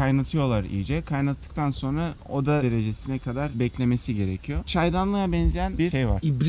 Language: Turkish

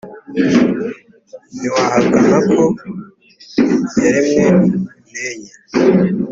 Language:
Kinyarwanda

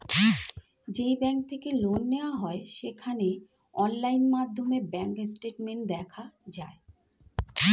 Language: Bangla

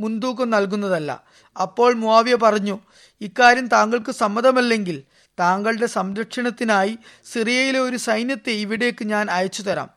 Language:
Malayalam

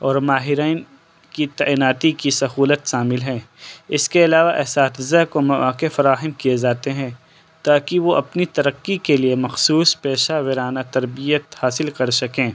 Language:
Urdu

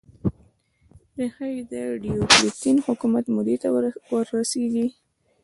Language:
Pashto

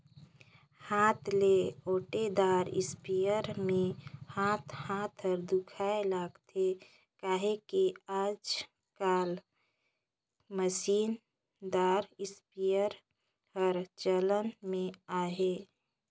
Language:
Chhattisgarhi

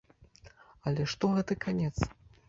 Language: Belarusian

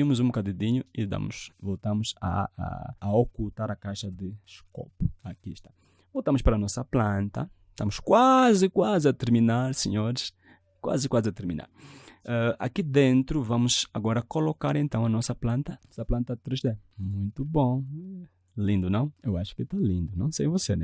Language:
Portuguese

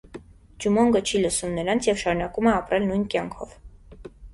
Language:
Armenian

